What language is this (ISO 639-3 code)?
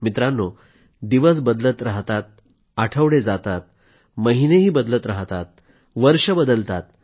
mar